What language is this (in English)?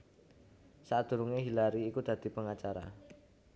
Javanese